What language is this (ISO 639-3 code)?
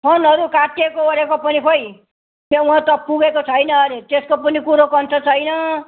nep